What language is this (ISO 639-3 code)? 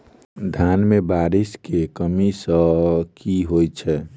mai